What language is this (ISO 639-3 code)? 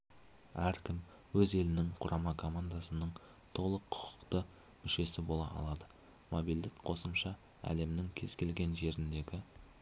kaz